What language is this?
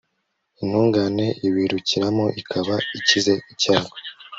Kinyarwanda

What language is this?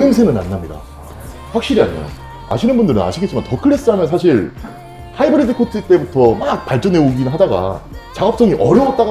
Korean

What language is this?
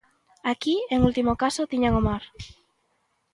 Galician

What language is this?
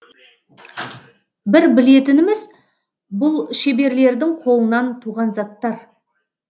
Kazakh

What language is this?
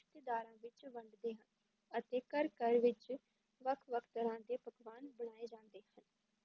Punjabi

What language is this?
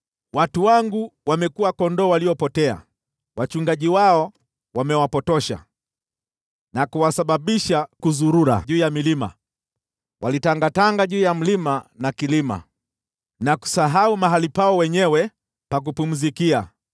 Swahili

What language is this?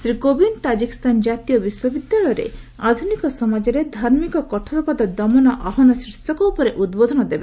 Odia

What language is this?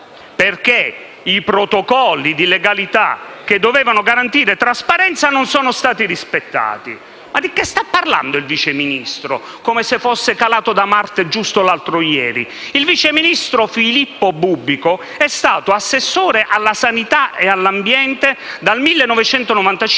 Italian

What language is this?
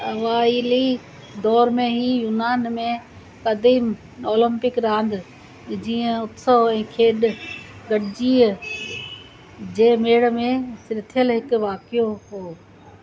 Sindhi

